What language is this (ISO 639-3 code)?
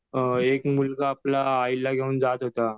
mar